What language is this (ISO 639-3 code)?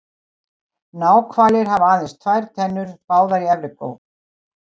isl